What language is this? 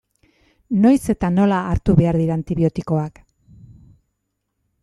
Basque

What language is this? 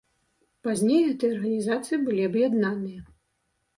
Belarusian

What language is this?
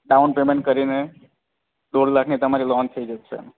Gujarati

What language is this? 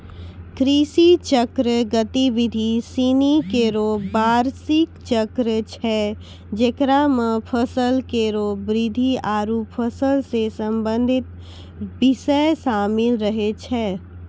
Maithili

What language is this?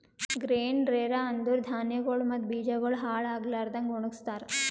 Kannada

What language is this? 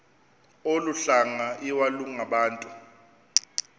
Xhosa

